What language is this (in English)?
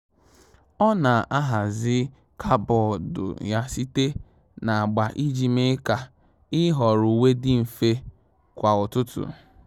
Igbo